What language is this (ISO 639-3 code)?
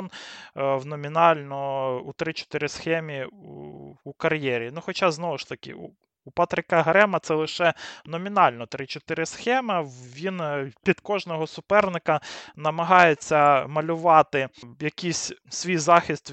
ukr